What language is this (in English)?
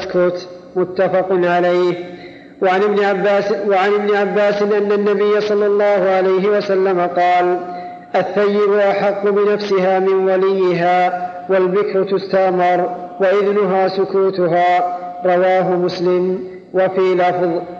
Arabic